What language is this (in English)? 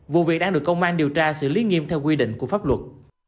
Vietnamese